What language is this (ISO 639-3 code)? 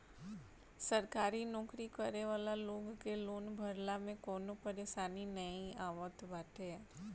bho